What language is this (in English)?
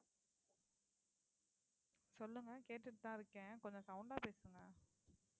Tamil